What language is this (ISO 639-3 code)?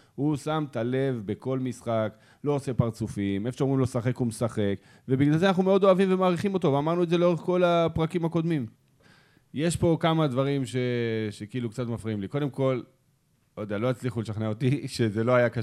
heb